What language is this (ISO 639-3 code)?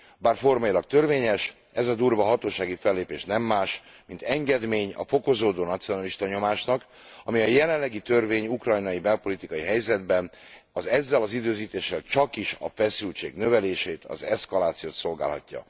hun